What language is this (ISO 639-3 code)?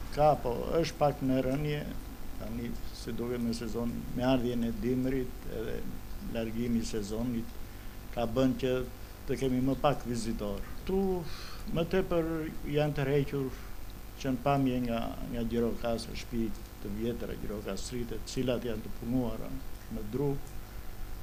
ron